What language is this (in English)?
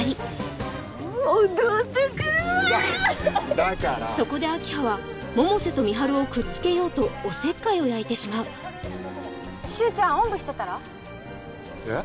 Japanese